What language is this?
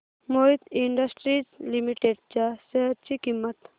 Marathi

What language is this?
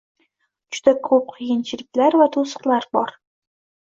Uzbek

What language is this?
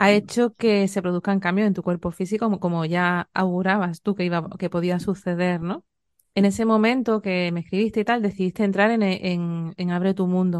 Spanish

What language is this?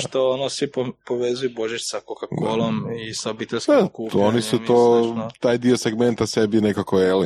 Croatian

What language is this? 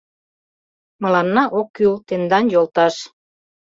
Mari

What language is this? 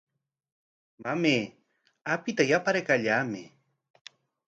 Corongo Ancash Quechua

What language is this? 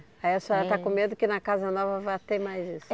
Portuguese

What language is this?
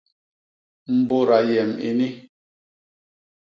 Basaa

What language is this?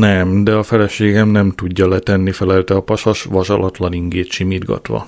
Hungarian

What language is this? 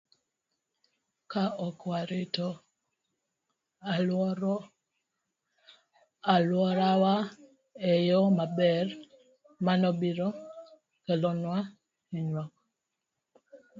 Luo (Kenya and Tanzania)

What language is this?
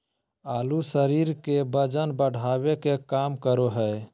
Magahi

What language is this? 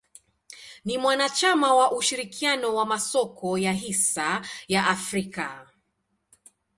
Swahili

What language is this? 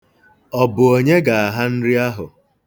Igbo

